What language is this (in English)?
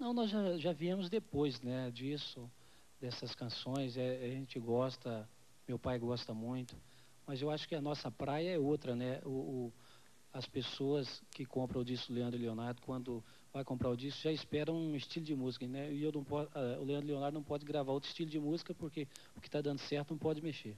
Portuguese